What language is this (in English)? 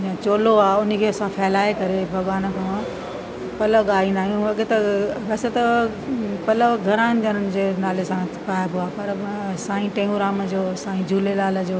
Sindhi